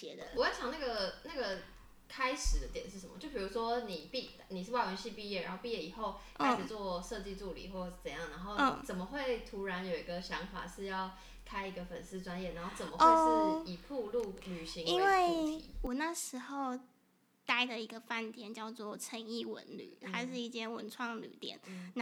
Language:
Chinese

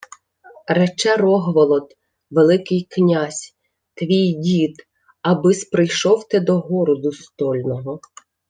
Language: Ukrainian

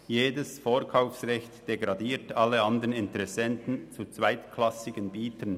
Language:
Swiss German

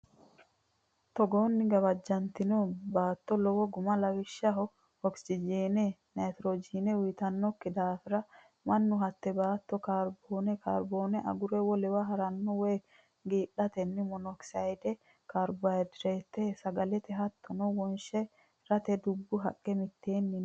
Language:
Sidamo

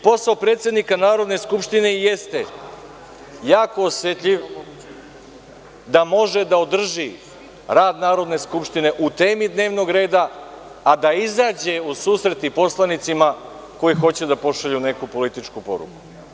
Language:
Serbian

